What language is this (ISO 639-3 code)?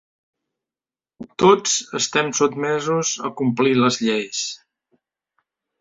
cat